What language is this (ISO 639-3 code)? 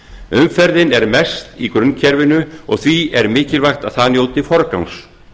isl